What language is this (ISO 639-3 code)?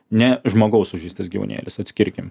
lit